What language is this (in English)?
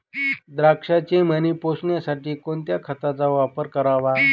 Marathi